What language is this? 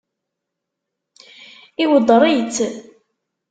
Kabyle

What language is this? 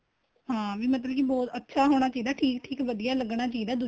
Punjabi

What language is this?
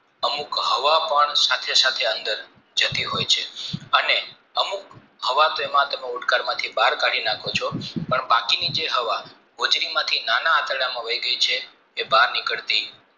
Gujarati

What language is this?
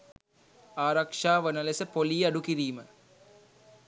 Sinhala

